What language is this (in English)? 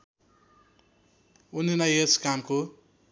Nepali